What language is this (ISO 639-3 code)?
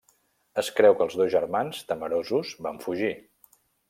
cat